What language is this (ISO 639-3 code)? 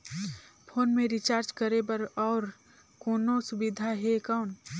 hne